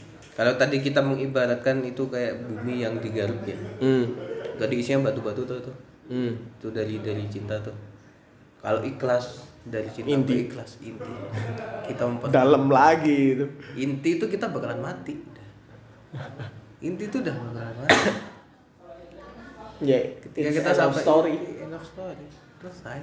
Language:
Indonesian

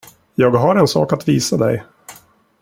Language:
Swedish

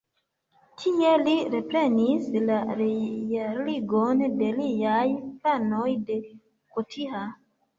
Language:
Esperanto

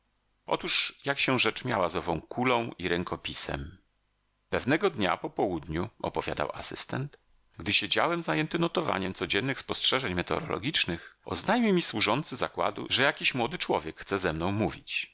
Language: Polish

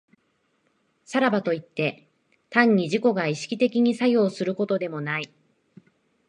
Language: Japanese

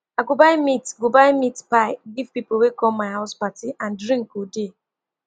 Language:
Nigerian Pidgin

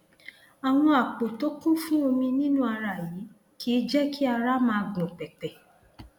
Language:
Yoruba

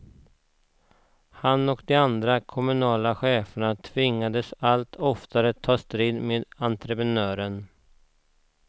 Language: Swedish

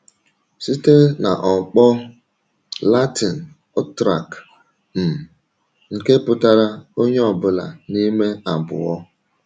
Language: Igbo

